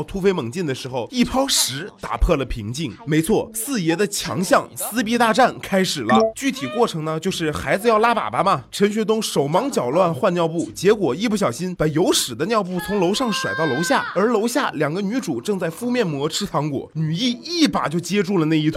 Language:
Chinese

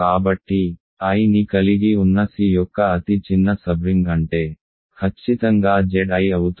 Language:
Telugu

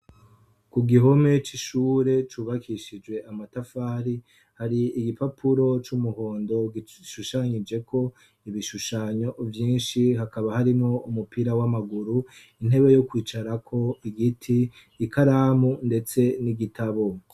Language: Rundi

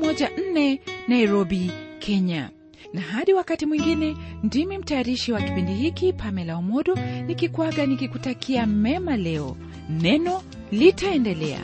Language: Swahili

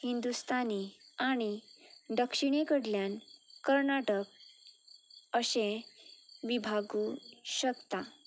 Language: Konkani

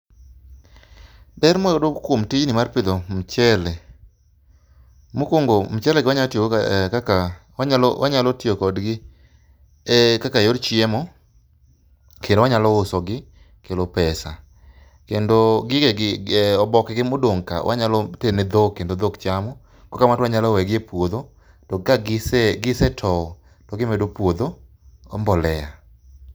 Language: Luo (Kenya and Tanzania)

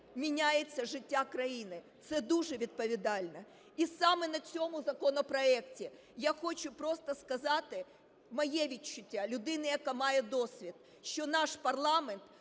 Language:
Ukrainian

